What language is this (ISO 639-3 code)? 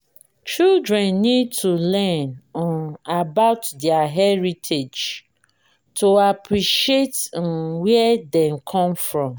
pcm